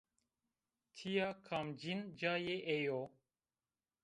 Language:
Zaza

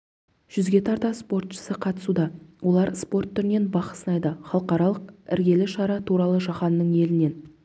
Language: Kazakh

